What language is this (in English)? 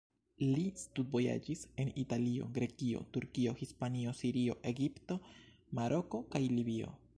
Esperanto